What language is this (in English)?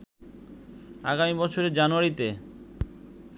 Bangla